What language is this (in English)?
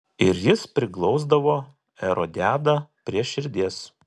Lithuanian